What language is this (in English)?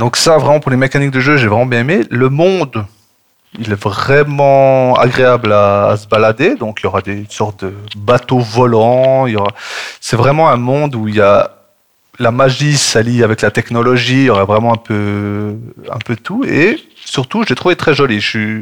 French